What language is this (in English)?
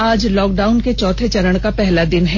Hindi